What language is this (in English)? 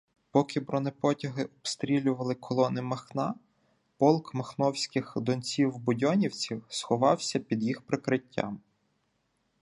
Ukrainian